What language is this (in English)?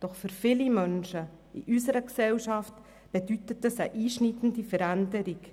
Swiss German